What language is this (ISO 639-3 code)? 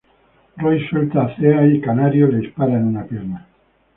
spa